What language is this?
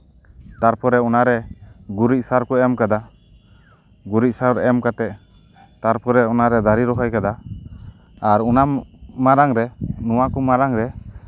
Santali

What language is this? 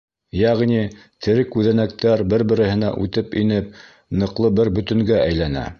Bashkir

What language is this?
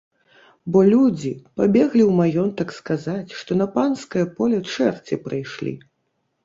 Belarusian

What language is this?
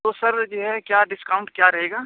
Urdu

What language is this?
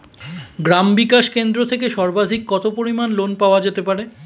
Bangla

